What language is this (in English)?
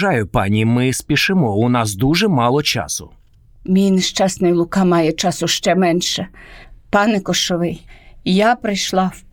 Ukrainian